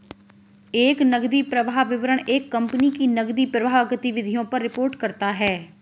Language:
Hindi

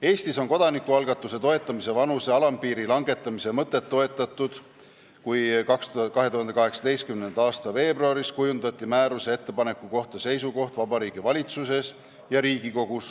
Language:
Estonian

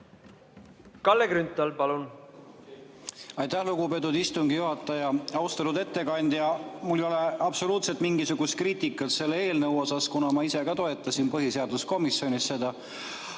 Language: Estonian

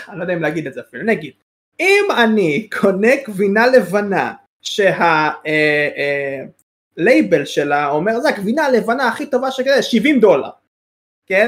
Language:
Hebrew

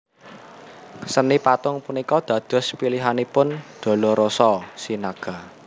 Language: Javanese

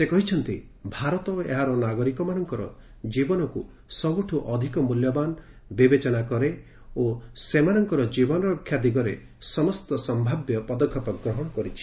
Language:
Odia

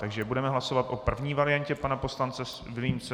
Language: Czech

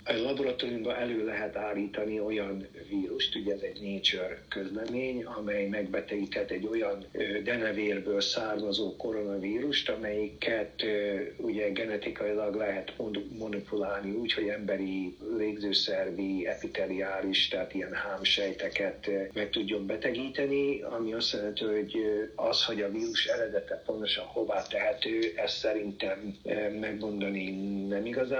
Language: Hungarian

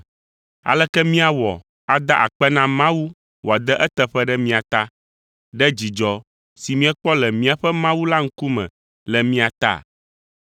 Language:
Ewe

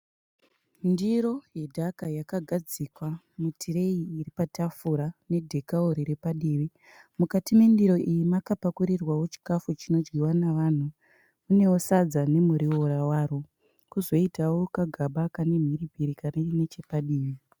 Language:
Shona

